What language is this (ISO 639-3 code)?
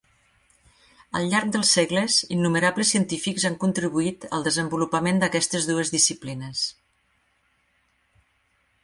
cat